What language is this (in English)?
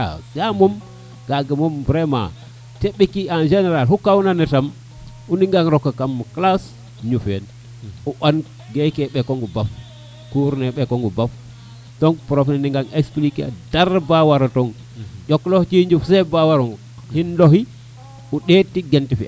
Serer